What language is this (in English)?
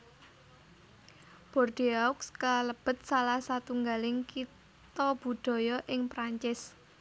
Javanese